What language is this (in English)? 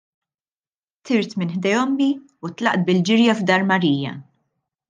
Maltese